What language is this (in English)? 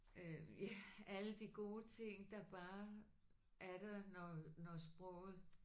Danish